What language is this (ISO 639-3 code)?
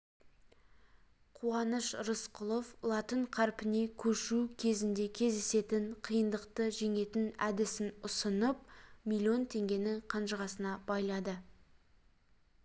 kaz